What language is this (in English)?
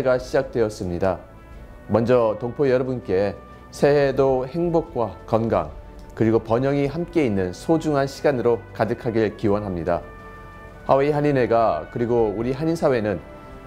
Korean